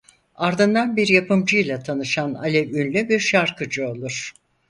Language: Turkish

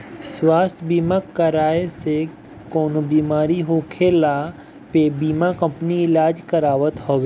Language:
Bhojpuri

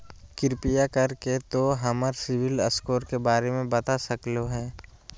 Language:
Magahi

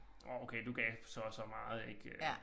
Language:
Danish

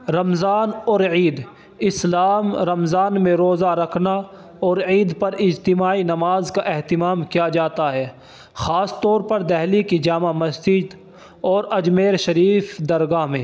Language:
Urdu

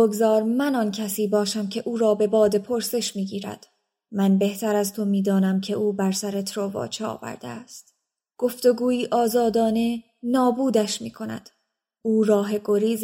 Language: Persian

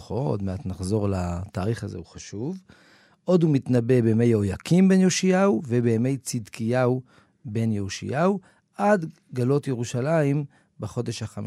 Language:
Hebrew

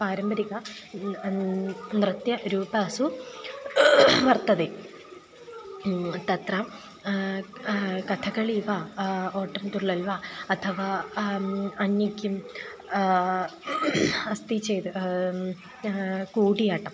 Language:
Sanskrit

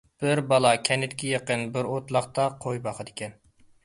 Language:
Uyghur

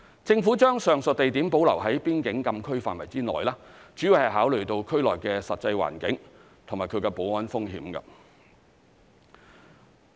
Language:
Cantonese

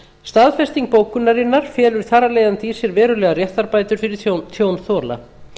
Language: Icelandic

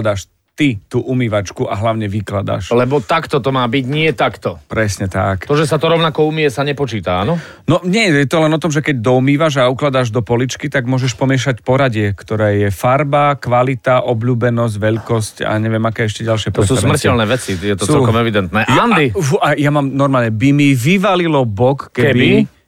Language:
Slovak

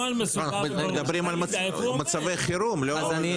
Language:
Hebrew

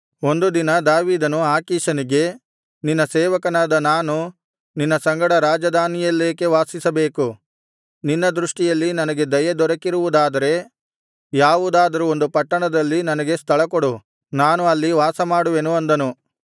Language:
Kannada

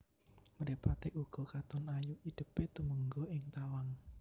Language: Javanese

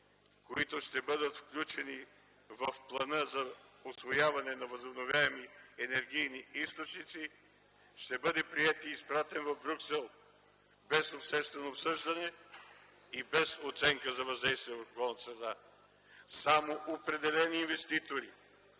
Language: Bulgarian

